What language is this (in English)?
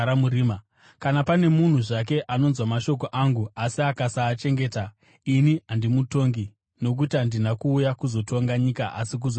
Shona